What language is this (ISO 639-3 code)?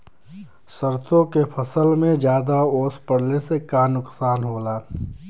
bho